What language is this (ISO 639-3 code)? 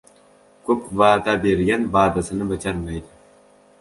uzb